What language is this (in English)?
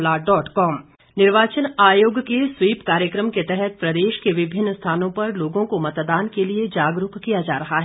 Hindi